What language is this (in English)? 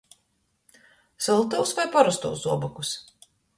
Latgalian